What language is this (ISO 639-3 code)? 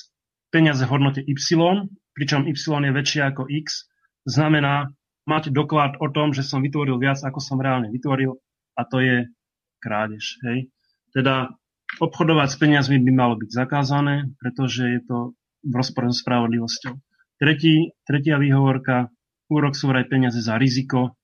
slk